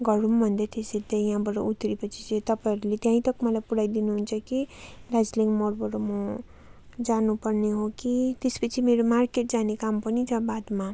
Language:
Nepali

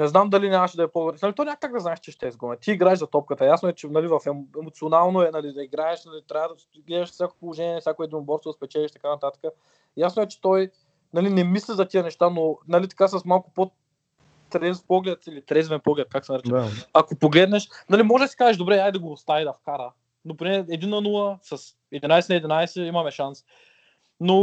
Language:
Bulgarian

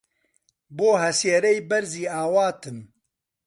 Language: Central Kurdish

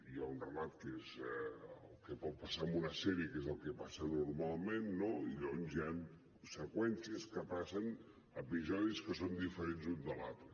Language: Catalan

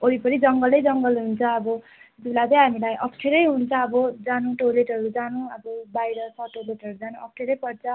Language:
Nepali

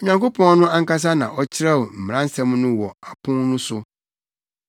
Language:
Akan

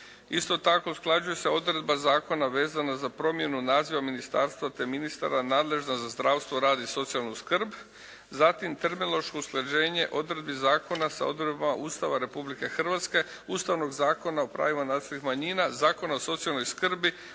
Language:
Croatian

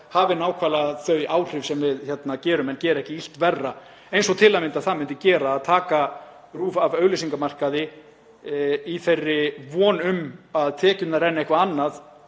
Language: Icelandic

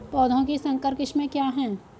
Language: Hindi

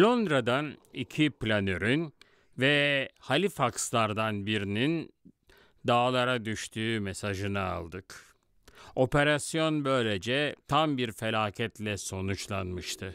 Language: Turkish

